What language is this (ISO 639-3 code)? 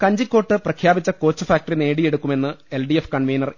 mal